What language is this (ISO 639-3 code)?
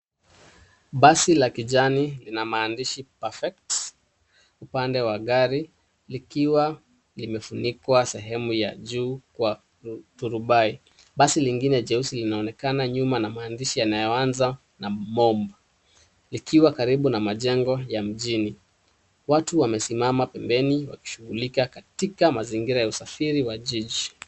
swa